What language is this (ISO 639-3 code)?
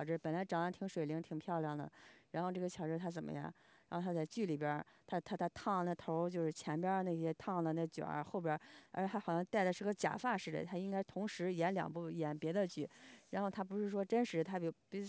zho